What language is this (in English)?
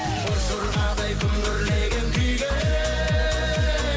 Kazakh